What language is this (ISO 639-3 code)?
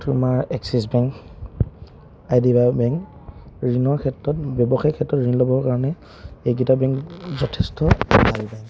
asm